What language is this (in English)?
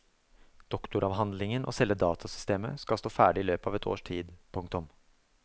Norwegian